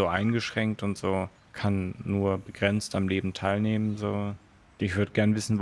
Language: German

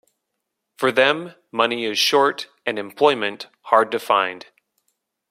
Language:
English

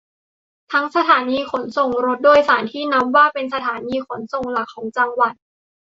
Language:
Thai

